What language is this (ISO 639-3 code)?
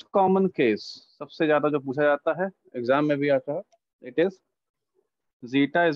hin